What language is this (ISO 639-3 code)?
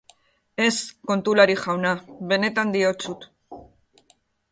eus